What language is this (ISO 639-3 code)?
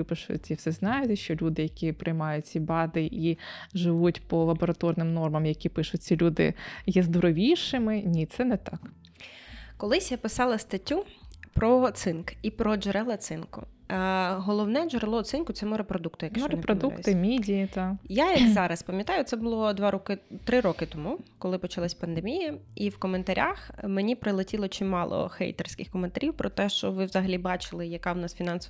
ukr